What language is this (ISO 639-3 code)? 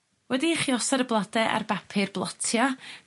cym